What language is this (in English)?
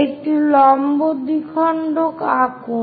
Bangla